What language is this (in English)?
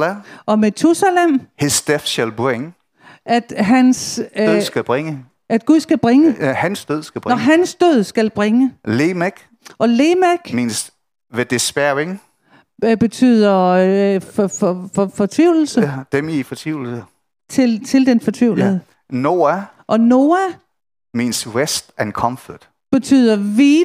Danish